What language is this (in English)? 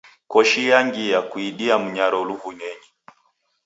Taita